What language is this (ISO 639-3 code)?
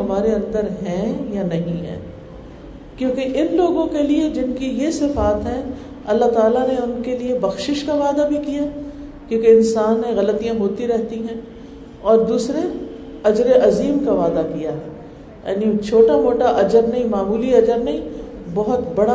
urd